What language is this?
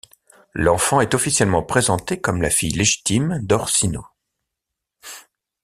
French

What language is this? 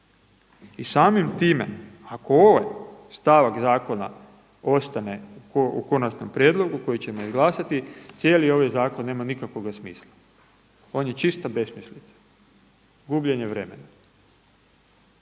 Croatian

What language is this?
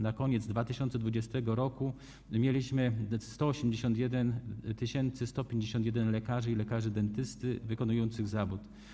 Polish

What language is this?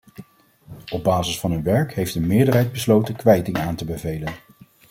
Dutch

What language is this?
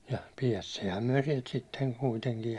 Finnish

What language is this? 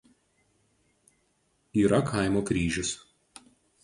Lithuanian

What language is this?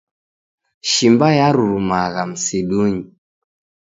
Taita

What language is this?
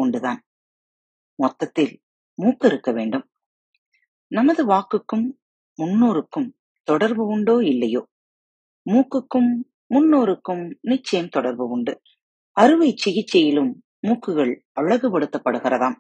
Tamil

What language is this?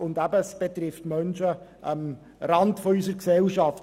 Swiss German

